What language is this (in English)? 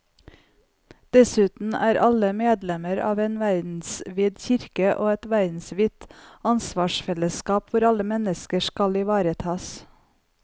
Norwegian